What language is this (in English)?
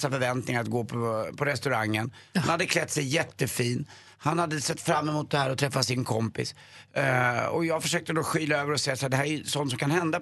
Swedish